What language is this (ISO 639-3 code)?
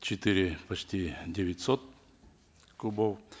kaz